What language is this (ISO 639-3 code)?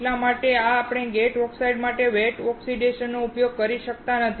guj